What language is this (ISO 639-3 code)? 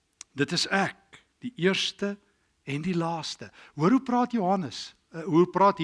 nld